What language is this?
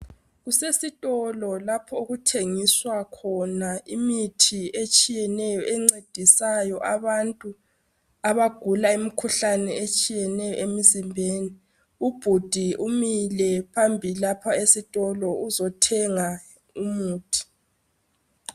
North Ndebele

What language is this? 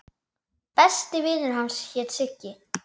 Icelandic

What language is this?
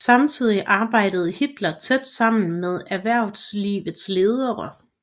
Danish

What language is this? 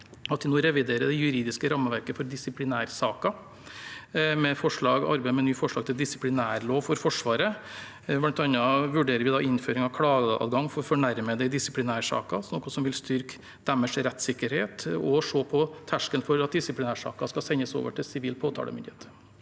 Norwegian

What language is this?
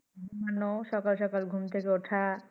Bangla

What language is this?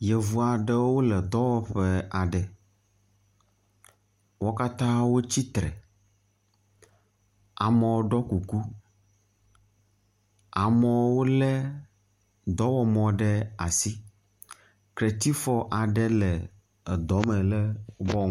Ewe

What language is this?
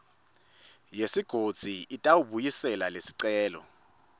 Swati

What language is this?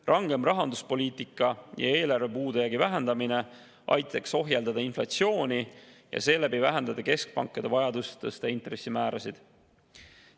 Estonian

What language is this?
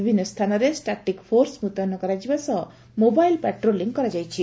Odia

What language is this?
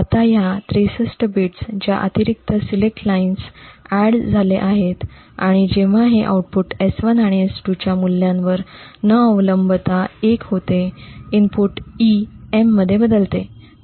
Marathi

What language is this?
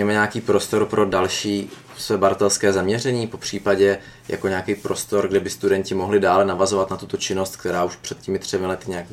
Czech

